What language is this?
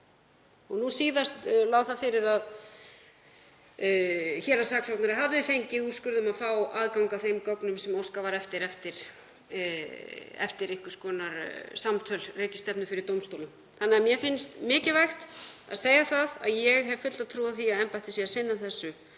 Icelandic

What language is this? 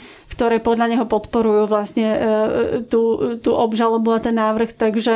Slovak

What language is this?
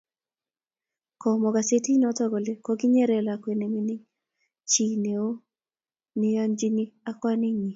Kalenjin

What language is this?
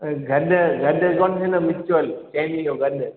Sindhi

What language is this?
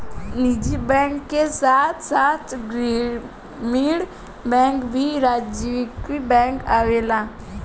Bhojpuri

